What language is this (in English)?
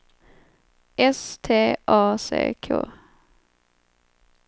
Swedish